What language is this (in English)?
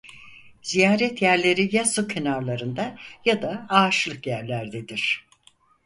Turkish